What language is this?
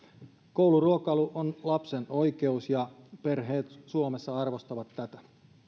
Finnish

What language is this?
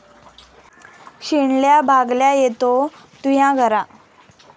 Marathi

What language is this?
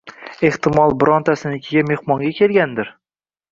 Uzbek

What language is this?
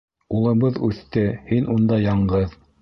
Bashkir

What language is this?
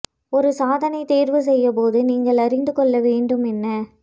Tamil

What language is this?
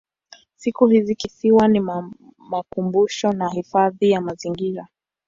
Swahili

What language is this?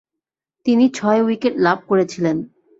Bangla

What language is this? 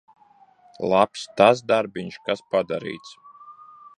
Latvian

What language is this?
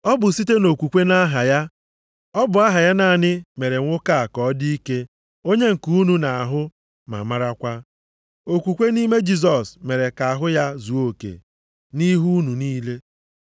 Igbo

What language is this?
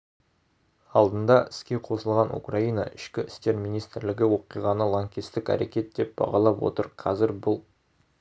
Kazakh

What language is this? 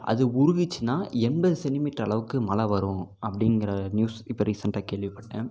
Tamil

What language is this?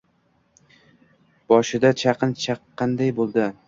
Uzbek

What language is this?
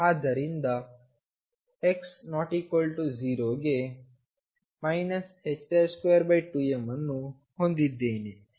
Kannada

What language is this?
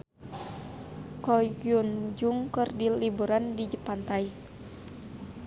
Sundanese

